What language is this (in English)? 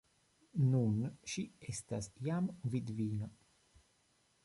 Esperanto